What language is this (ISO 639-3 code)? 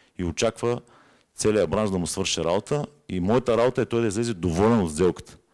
bul